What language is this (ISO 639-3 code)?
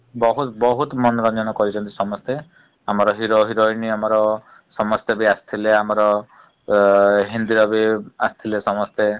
ori